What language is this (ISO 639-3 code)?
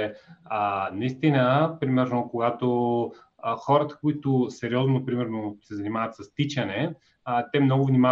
bul